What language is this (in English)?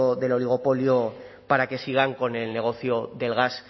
Spanish